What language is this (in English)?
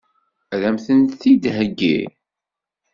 Kabyle